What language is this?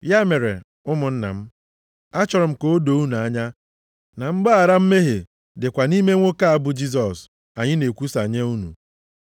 Igbo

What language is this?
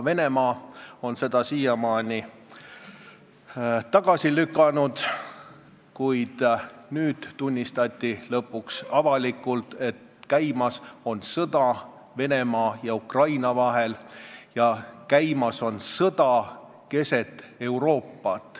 Estonian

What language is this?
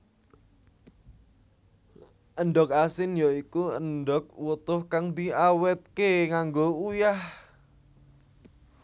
Javanese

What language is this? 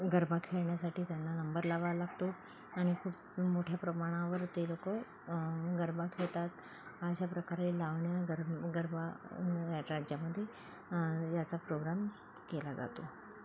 Marathi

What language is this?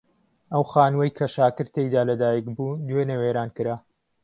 Central Kurdish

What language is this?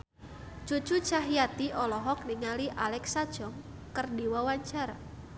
Sundanese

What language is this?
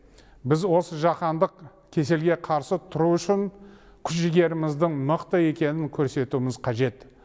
Kazakh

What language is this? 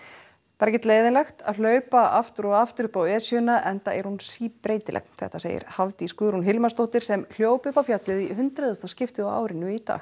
Icelandic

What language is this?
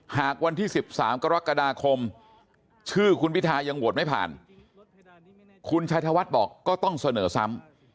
Thai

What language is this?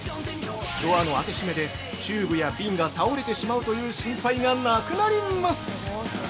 Japanese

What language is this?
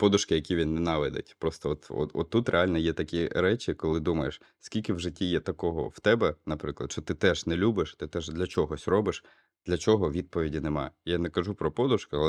Ukrainian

